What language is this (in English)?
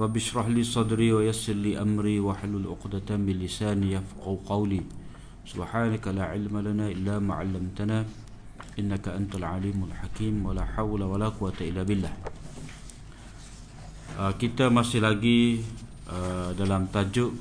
Malay